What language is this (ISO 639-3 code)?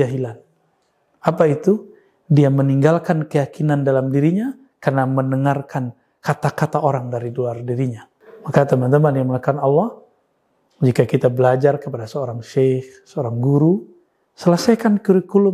ind